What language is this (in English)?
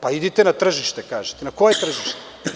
Serbian